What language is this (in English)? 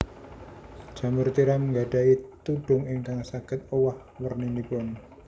Javanese